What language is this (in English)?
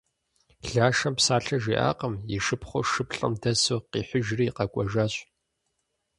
Kabardian